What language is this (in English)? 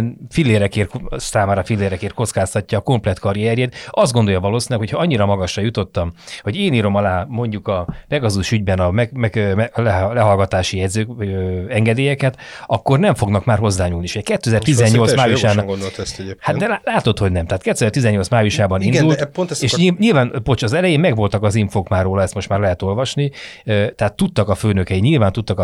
Hungarian